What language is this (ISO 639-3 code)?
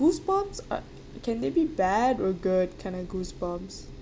eng